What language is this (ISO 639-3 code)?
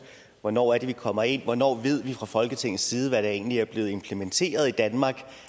dan